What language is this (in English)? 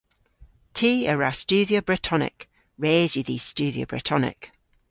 Cornish